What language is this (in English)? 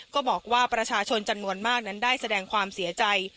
Thai